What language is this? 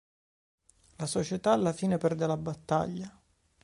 Italian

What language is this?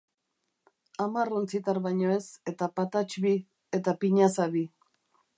Basque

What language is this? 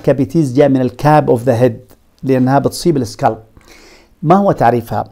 Arabic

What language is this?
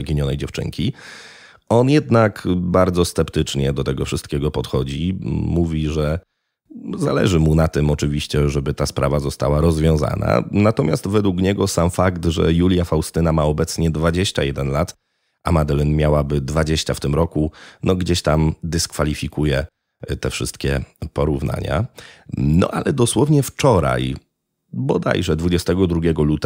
Polish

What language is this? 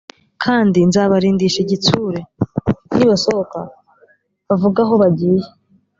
Kinyarwanda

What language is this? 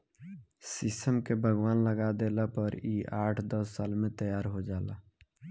Bhojpuri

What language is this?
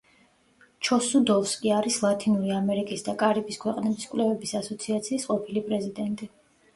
Georgian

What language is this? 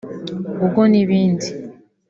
Kinyarwanda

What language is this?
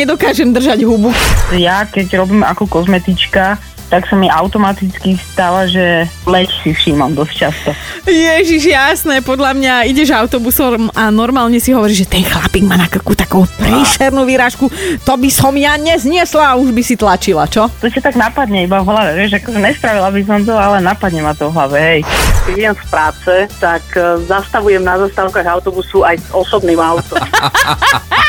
Slovak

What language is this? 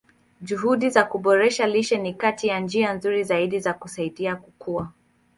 Swahili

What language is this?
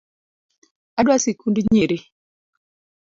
Luo (Kenya and Tanzania)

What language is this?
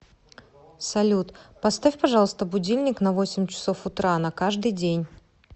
Russian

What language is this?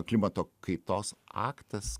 Lithuanian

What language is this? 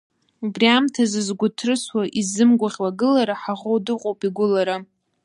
Abkhazian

